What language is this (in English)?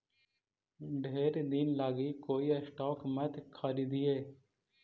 Magahi